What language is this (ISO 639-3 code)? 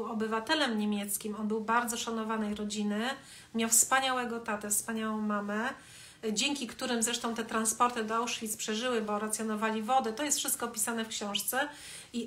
pol